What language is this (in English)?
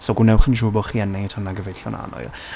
Welsh